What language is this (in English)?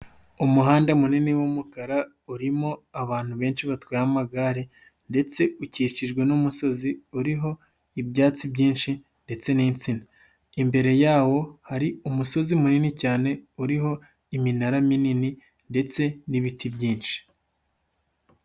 Kinyarwanda